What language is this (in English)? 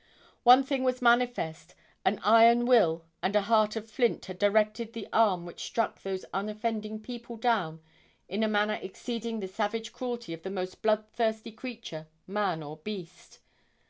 English